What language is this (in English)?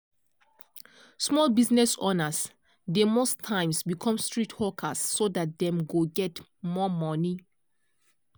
Nigerian Pidgin